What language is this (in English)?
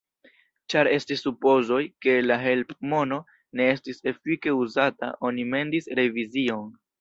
Esperanto